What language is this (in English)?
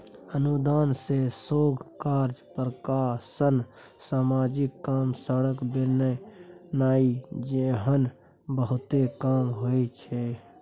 Maithili